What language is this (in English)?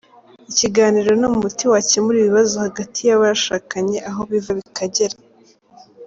Kinyarwanda